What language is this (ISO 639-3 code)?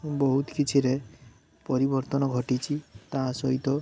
ori